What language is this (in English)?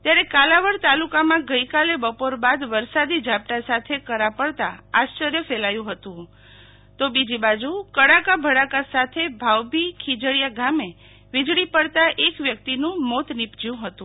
Gujarati